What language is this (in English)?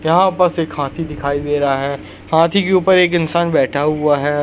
Hindi